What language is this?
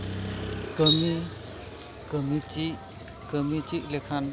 Santali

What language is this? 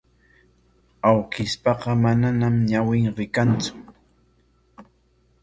Corongo Ancash Quechua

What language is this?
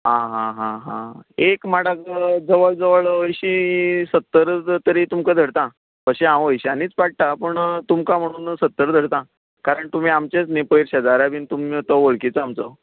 Konkani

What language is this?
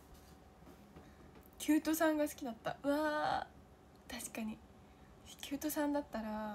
Japanese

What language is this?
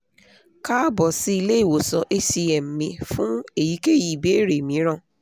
Yoruba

